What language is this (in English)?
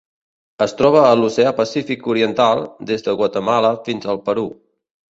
Catalan